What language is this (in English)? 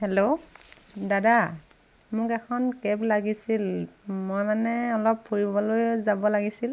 Assamese